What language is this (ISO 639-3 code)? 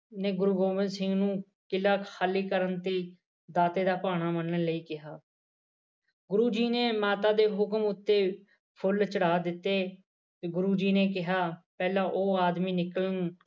pan